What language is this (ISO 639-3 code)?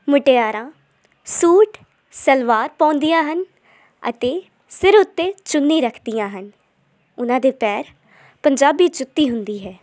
pan